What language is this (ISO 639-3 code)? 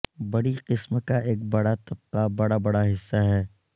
urd